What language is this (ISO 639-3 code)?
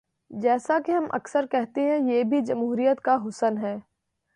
urd